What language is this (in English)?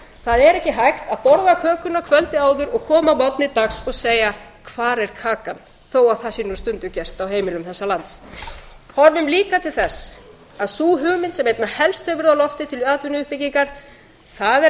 Icelandic